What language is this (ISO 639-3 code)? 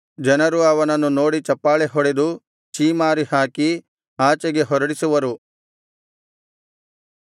kan